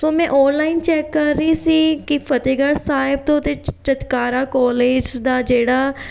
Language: Punjabi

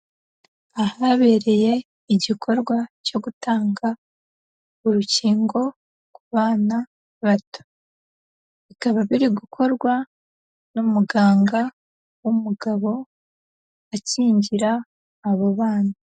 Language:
Kinyarwanda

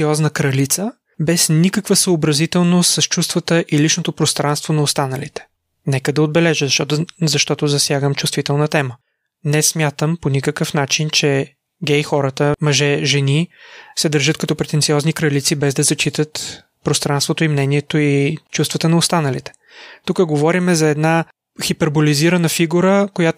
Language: Bulgarian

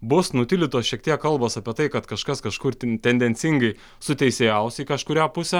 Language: Lithuanian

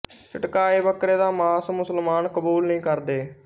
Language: Punjabi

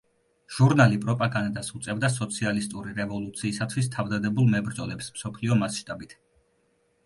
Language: Georgian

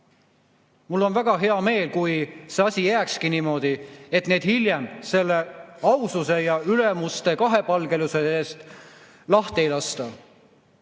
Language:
Estonian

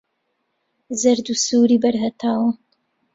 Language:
Central Kurdish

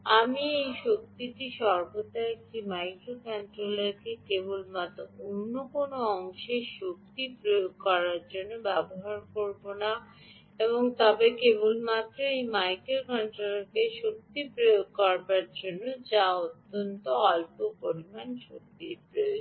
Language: Bangla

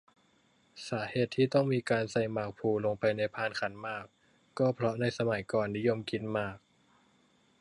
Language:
Thai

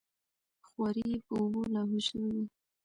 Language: Pashto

